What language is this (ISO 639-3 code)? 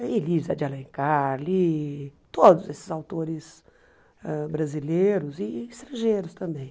por